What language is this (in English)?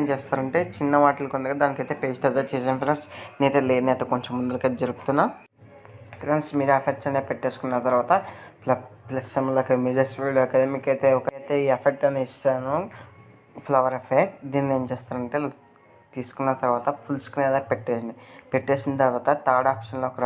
Telugu